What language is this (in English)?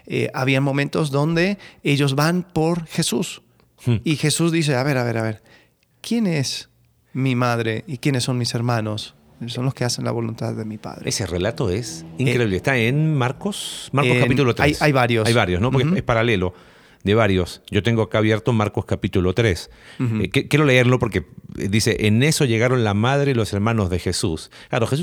Spanish